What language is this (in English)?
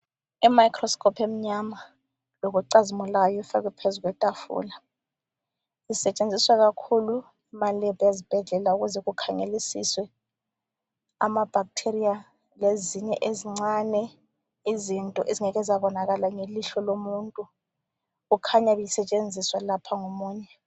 North Ndebele